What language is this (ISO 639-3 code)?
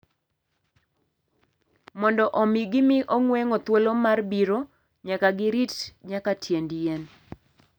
luo